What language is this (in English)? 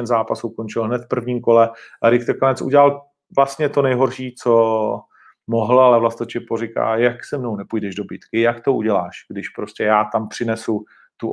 Czech